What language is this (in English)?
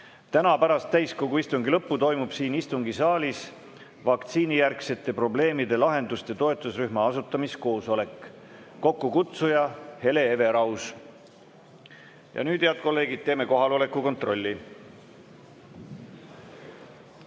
Estonian